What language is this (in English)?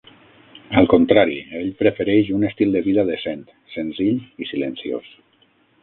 Catalan